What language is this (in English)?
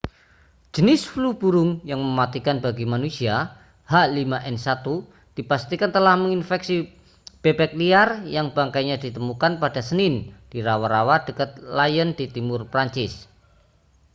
Indonesian